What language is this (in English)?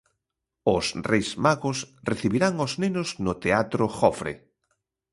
Galician